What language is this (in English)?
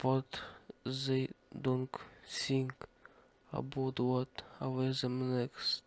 English